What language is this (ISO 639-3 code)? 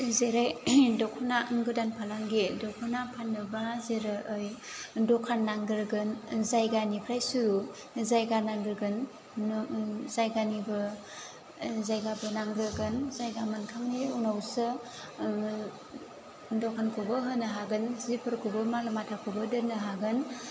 brx